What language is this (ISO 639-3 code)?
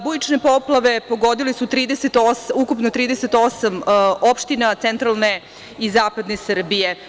srp